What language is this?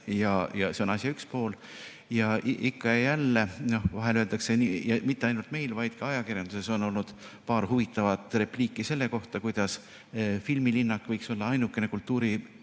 Estonian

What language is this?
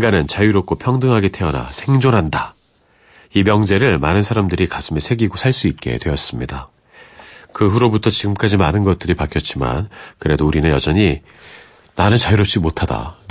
Korean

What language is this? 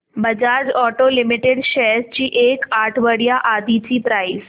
Marathi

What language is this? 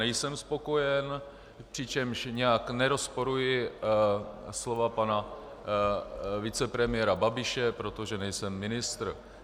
Czech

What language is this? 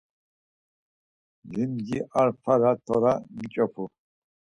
Laz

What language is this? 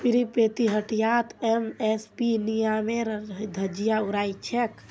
Magahi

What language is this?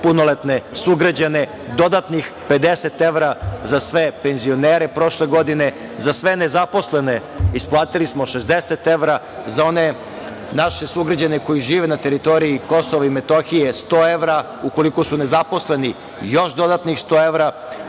Serbian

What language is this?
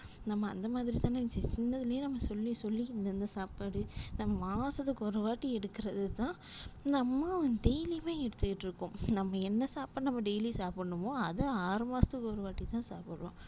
Tamil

